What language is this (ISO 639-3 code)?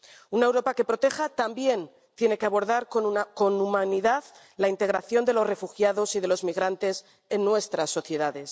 spa